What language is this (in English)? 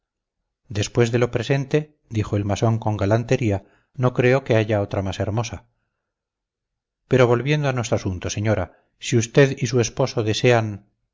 Spanish